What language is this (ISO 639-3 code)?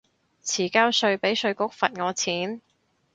yue